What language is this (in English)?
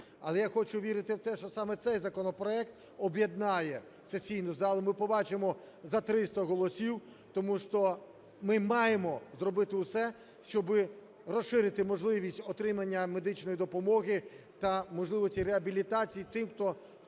Ukrainian